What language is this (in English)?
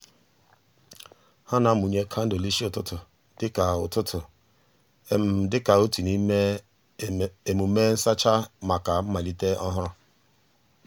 Igbo